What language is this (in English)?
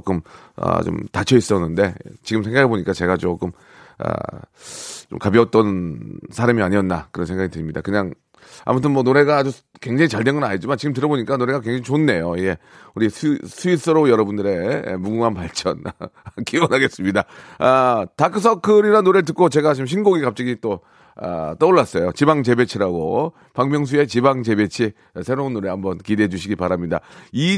Korean